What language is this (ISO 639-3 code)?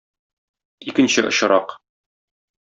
tat